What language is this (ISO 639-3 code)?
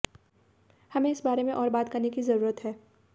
hin